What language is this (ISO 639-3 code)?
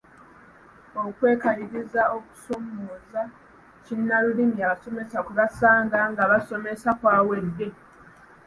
lug